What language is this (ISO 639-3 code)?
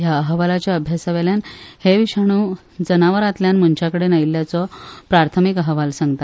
kok